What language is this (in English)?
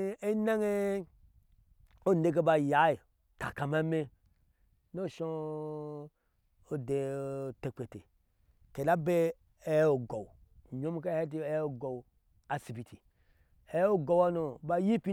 Ashe